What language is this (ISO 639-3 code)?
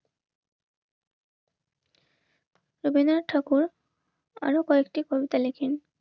ben